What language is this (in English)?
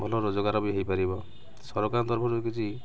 Odia